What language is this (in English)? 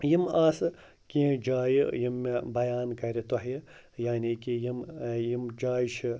Kashmiri